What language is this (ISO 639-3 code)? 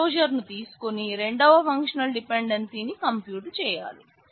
tel